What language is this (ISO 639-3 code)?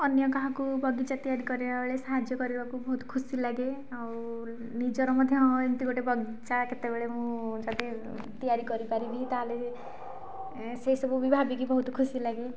ori